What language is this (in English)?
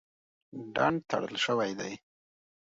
Pashto